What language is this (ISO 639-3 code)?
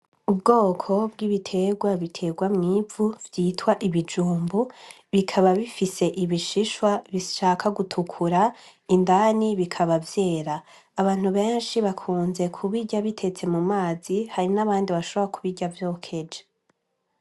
run